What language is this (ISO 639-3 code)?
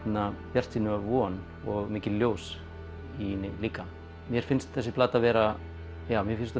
isl